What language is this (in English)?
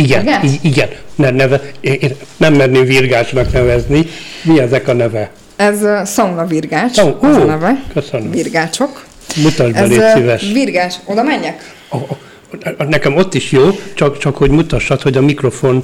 Hungarian